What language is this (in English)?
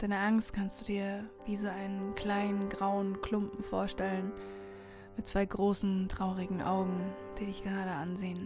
German